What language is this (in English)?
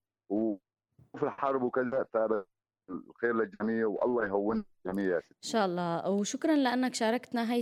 Arabic